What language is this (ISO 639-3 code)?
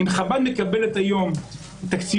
heb